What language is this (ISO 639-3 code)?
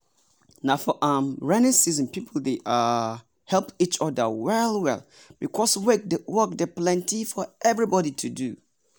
pcm